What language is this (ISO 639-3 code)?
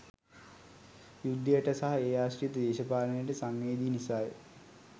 sin